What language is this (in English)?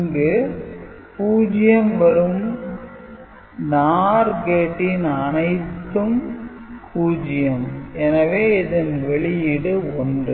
Tamil